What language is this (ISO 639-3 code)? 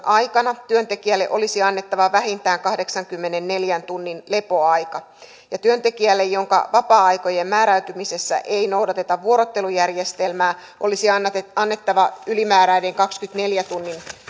fin